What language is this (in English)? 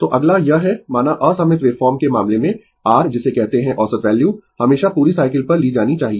Hindi